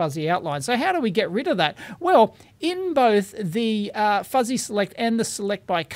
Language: English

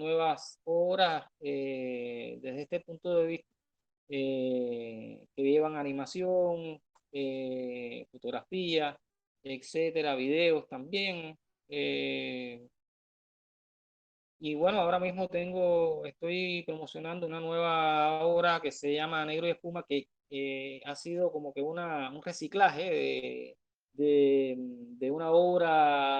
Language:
Spanish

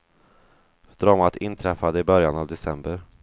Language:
Swedish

